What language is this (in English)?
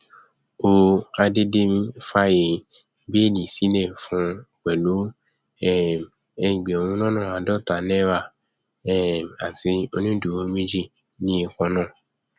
Yoruba